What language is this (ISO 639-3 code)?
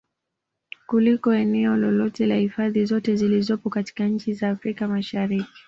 swa